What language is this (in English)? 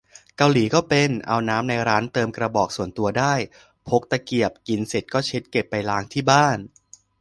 Thai